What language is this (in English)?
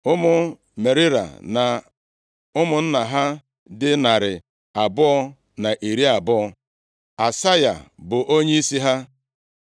Igbo